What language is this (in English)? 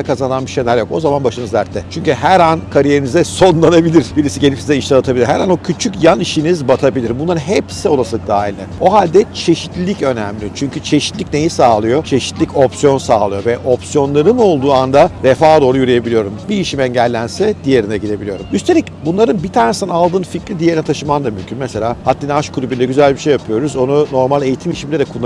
Turkish